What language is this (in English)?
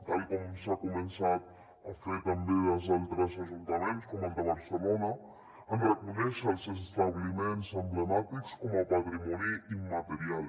Catalan